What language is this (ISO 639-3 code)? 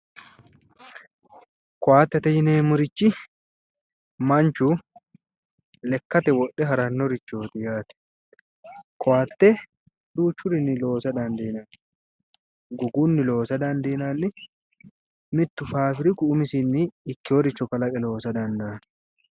sid